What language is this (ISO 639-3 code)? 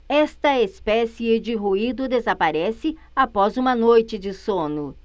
por